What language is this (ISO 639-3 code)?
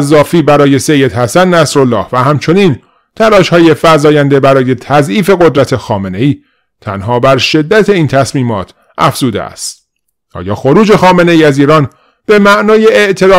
fas